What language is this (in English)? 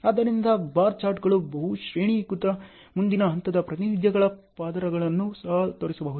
Kannada